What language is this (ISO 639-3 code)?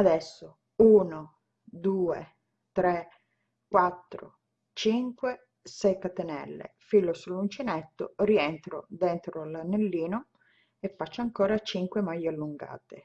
ita